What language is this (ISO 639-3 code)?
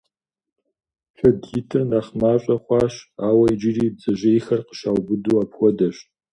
kbd